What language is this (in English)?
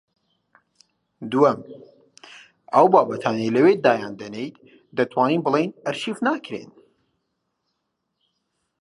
Central Kurdish